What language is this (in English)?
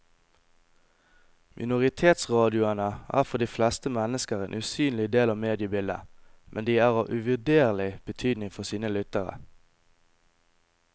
Norwegian